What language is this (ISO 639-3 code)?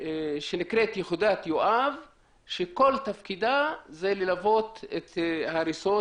heb